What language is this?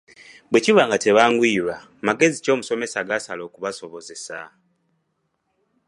Ganda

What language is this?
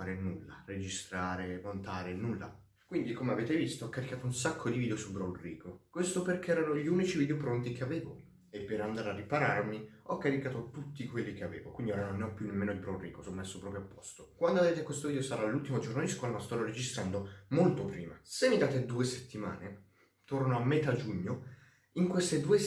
Italian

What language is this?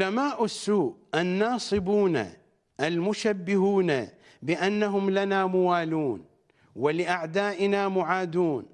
Arabic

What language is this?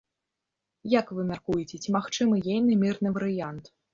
Belarusian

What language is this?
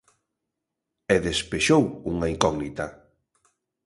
Galician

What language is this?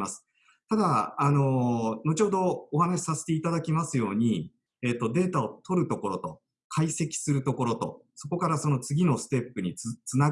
Japanese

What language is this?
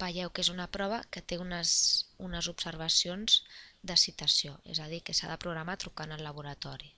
Spanish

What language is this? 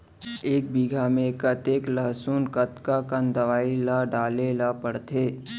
Chhattisgarhi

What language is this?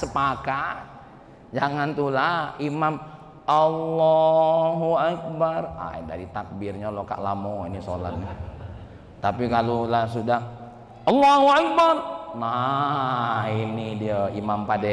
Indonesian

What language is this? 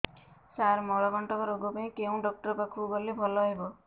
Odia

